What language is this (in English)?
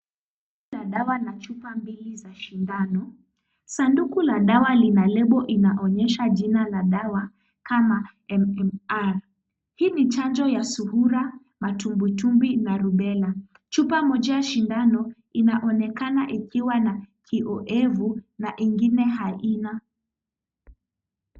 Swahili